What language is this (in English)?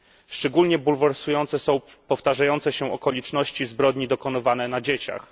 Polish